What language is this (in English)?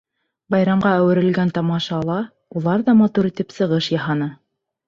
Bashkir